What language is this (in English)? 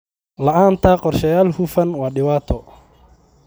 Somali